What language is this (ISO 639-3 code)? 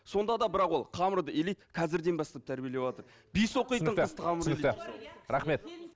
kaz